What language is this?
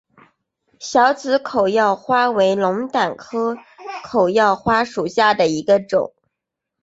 Chinese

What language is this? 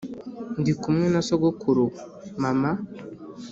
Kinyarwanda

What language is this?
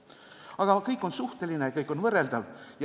Estonian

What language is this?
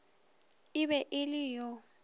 Northern Sotho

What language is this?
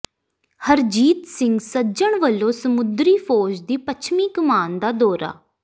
Punjabi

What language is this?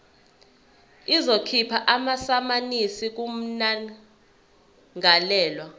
Zulu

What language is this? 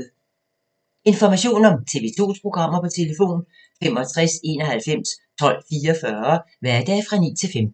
Danish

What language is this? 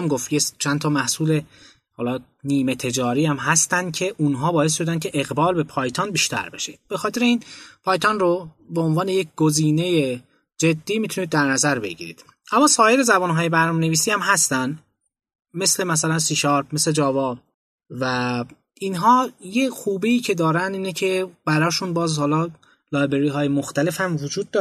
Persian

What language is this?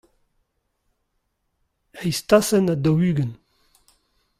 Breton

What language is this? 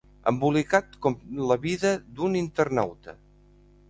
Catalan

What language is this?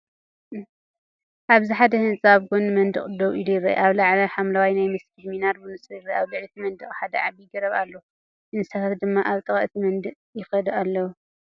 Tigrinya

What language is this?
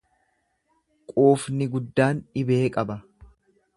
Oromo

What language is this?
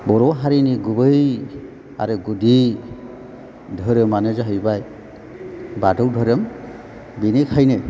Bodo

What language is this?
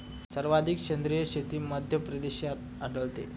Marathi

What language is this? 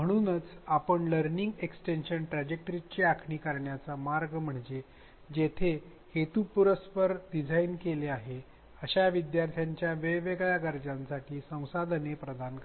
Marathi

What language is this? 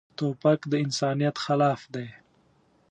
Pashto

